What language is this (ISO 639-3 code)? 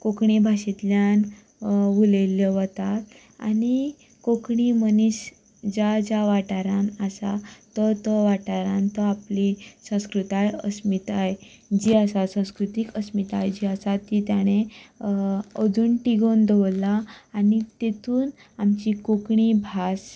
kok